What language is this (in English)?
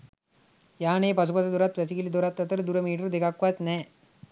Sinhala